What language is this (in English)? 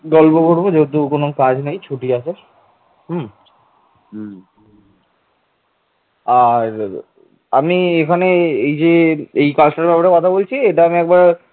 Bangla